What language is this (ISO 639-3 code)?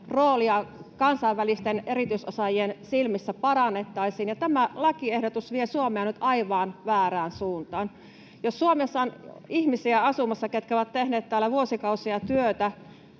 fin